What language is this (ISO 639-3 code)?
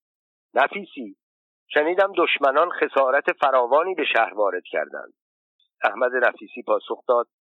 fas